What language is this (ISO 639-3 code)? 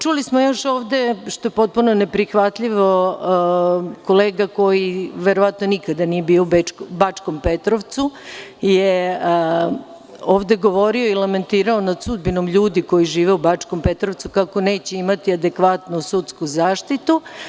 srp